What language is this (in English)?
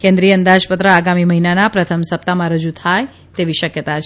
Gujarati